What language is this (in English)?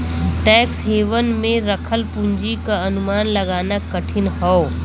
Bhojpuri